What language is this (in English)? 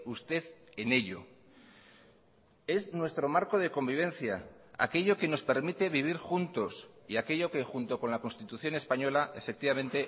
Spanish